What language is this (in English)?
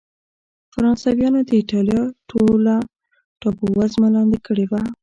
Pashto